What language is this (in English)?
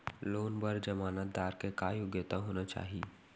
Chhattisgarhi